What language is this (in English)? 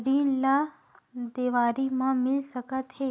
Chhattisgarhi